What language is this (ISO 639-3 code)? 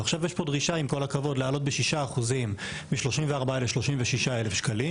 heb